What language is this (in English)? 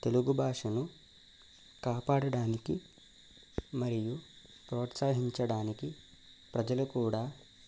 Telugu